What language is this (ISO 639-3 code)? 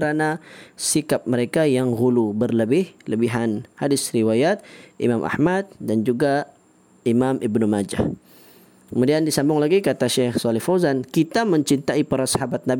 msa